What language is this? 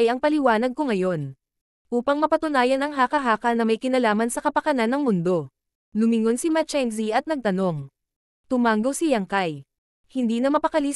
Filipino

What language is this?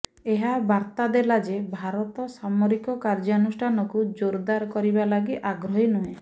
Odia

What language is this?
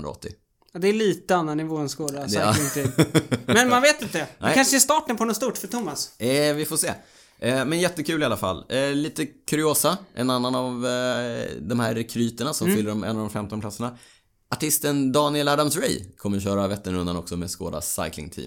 Swedish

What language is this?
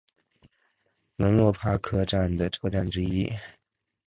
Chinese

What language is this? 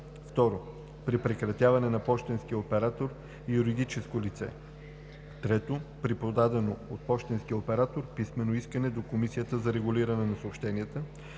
Bulgarian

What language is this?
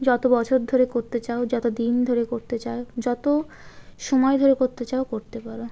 Bangla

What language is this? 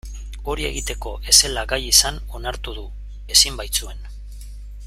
Basque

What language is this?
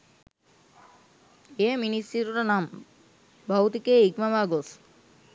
Sinhala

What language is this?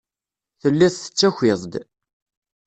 Kabyle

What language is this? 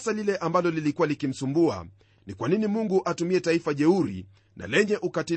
Swahili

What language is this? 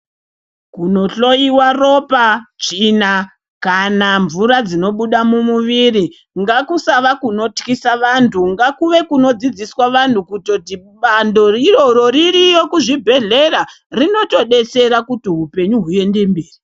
Ndau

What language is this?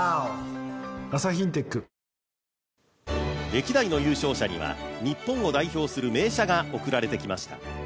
Japanese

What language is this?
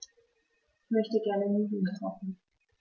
German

